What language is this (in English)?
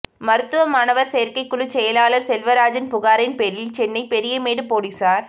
Tamil